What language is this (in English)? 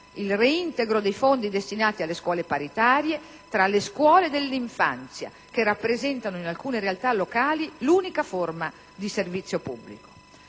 Italian